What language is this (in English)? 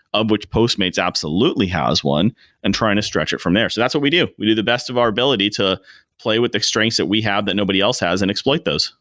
English